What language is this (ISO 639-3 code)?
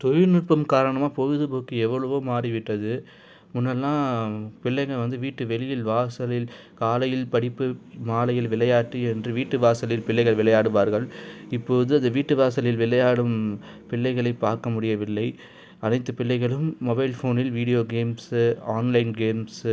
tam